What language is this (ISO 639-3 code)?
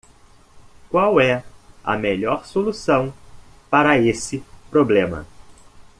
por